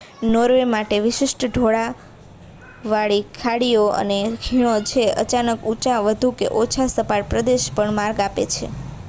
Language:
Gujarati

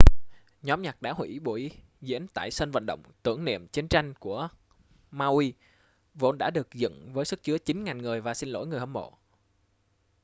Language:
Vietnamese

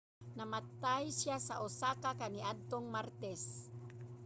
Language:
Cebuano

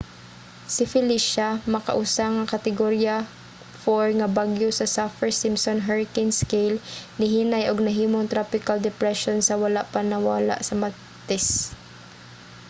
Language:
Cebuano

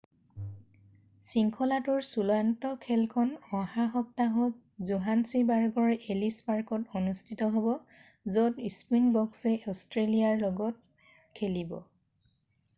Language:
Assamese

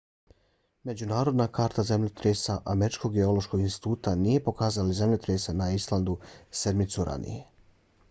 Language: Bosnian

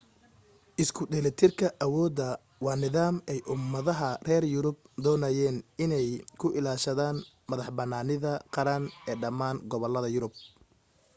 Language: Somali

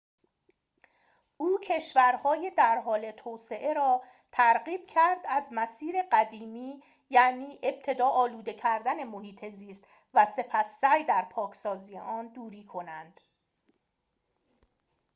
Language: Persian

